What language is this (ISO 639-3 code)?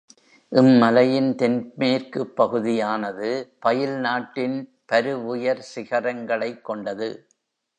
tam